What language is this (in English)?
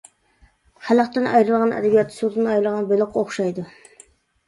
Uyghur